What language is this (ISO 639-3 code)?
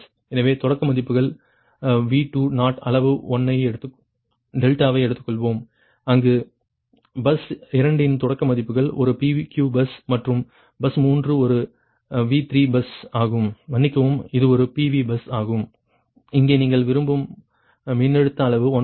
tam